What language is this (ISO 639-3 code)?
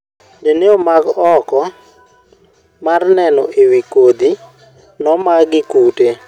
luo